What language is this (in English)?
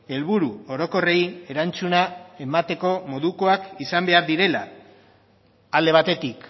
Basque